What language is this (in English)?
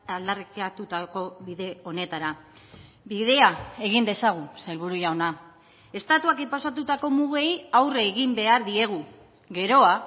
Basque